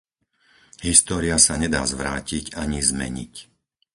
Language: Slovak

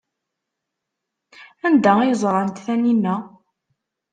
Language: Kabyle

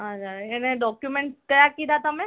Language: Gujarati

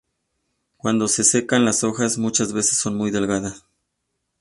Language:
Spanish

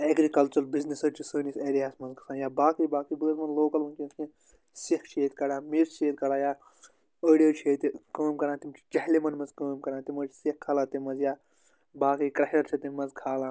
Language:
Kashmiri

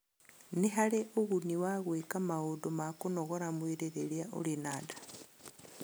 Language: Kikuyu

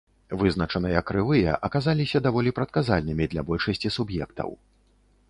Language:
Belarusian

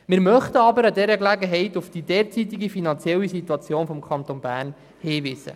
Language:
Swiss German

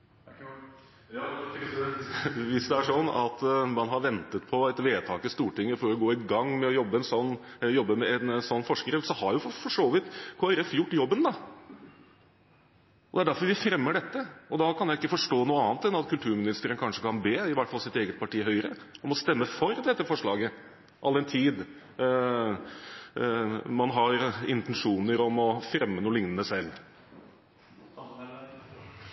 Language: Norwegian Bokmål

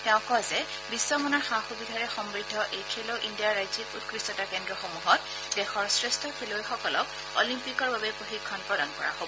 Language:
Assamese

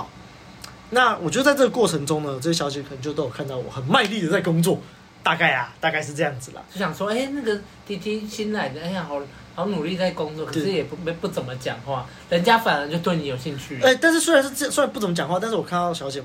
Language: Chinese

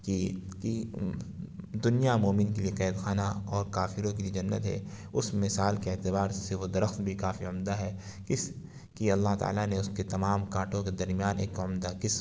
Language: Urdu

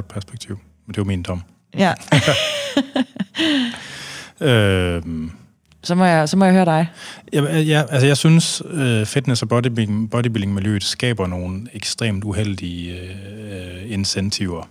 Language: Danish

